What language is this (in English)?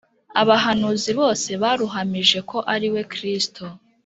Kinyarwanda